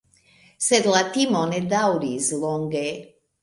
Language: Esperanto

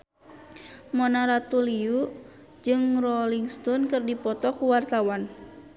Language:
Sundanese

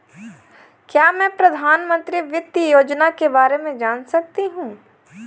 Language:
Hindi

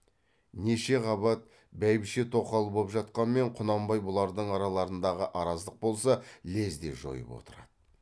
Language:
Kazakh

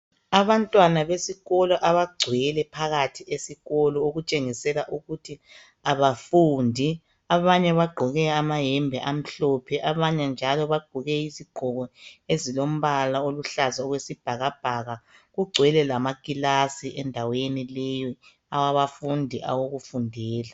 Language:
North Ndebele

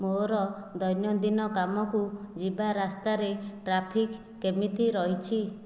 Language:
Odia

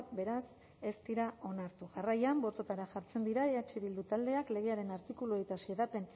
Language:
Basque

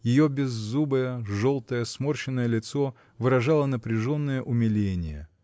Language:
Russian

